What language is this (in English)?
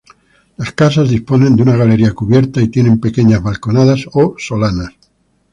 Spanish